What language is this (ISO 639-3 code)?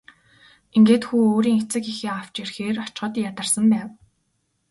mon